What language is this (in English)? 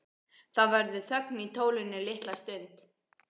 Icelandic